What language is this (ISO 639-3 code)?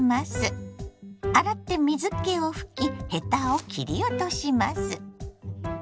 jpn